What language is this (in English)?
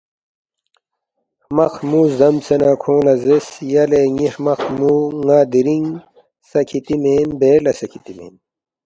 Balti